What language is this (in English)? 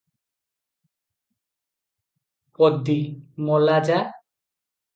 Odia